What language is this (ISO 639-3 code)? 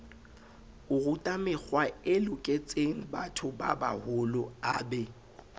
sot